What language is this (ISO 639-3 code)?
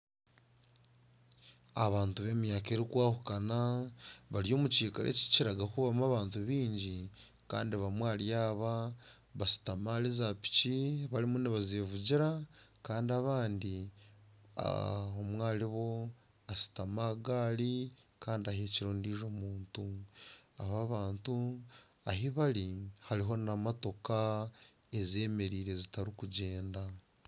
nyn